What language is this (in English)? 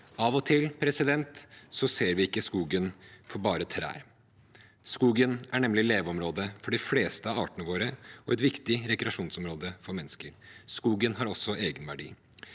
Norwegian